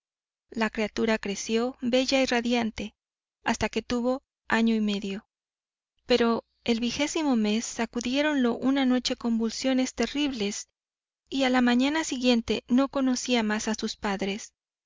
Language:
Spanish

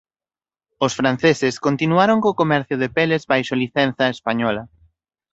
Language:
Galician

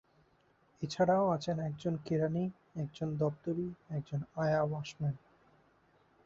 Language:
Bangla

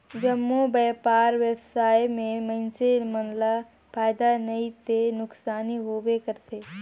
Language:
Chhattisgarhi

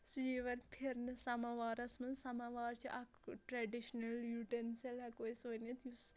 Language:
Kashmiri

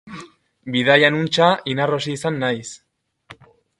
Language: Basque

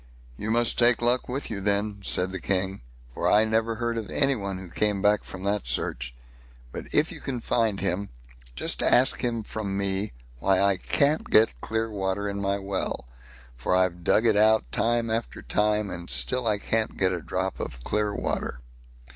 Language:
English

